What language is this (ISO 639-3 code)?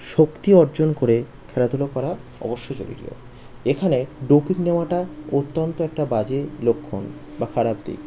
ben